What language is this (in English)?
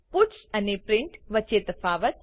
Gujarati